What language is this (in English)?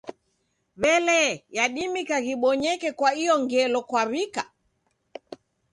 Taita